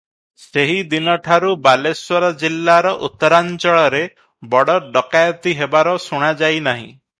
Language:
Odia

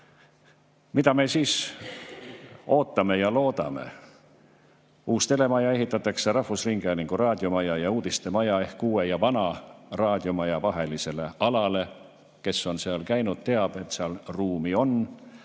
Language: Estonian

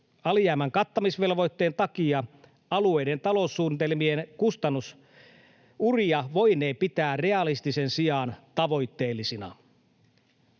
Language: Finnish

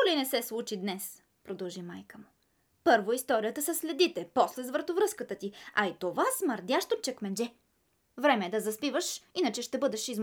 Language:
Bulgarian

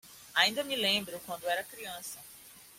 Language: Portuguese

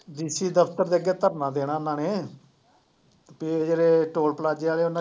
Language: Punjabi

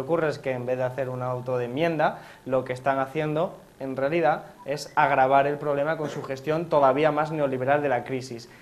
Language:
Spanish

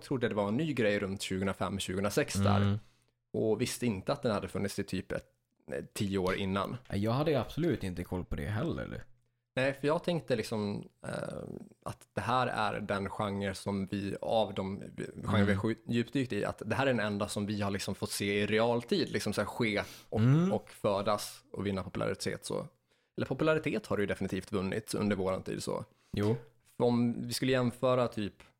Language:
Swedish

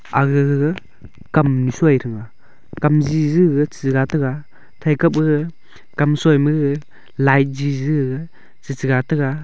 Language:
Wancho Naga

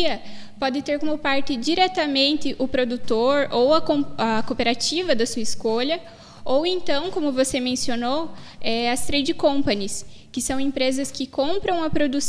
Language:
Portuguese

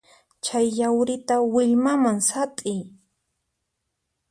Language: Puno Quechua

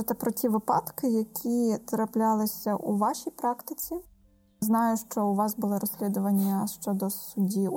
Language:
Ukrainian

